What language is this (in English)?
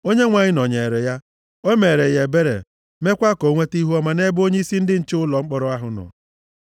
Igbo